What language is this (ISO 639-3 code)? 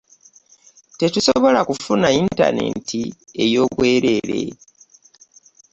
lug